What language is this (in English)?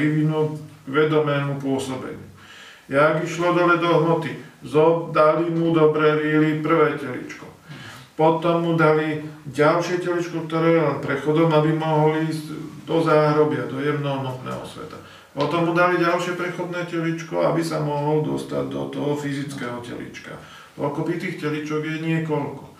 Slovak